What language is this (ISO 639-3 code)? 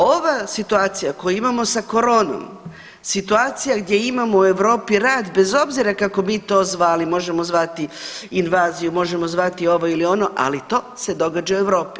hrv